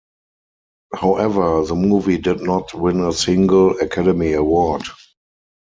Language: English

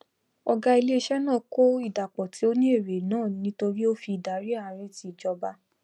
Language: Yoruba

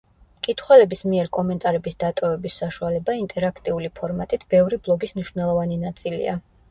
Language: Georgian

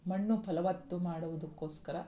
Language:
Kannada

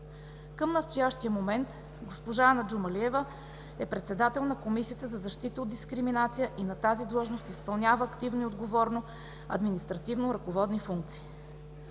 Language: Bulgarian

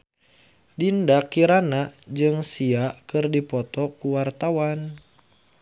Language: Sundanese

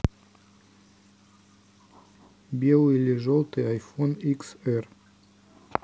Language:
Russian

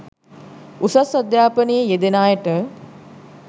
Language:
Sinhala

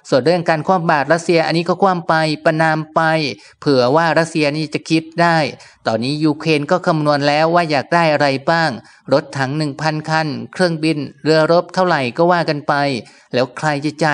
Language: Thai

